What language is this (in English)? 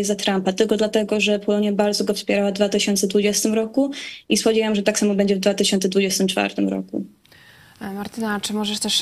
Polish